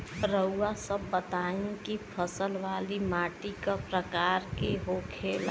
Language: Bhojpuri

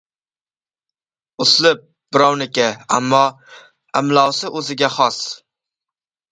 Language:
Uzbek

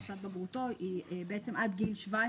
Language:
Hebrew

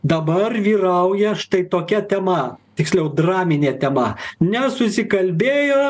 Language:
Lithuanian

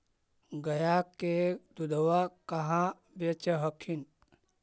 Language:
Magahi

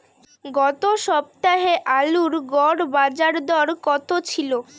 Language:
Bangla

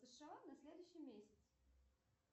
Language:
Russian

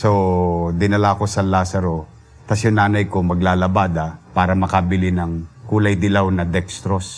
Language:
Filipino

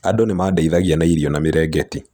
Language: Kikuyu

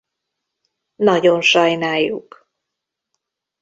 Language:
Hungarian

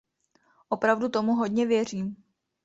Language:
Czech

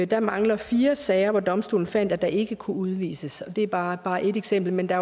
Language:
Danish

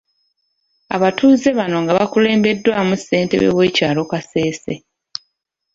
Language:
Ganda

